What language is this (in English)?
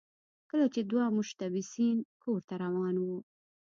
Pashto